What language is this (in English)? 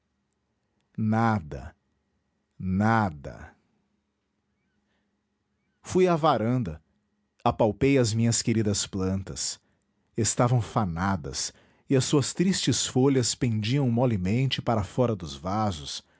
Portuguese